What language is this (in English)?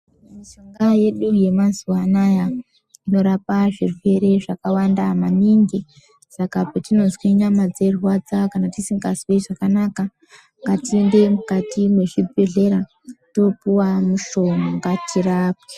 Ndau